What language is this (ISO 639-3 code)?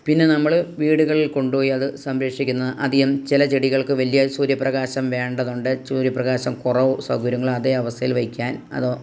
mal